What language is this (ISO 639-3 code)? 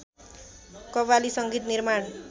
nep